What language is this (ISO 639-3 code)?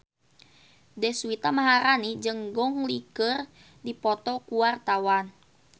sun